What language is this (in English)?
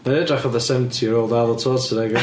Welsh